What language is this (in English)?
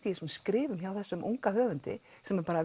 Icelandic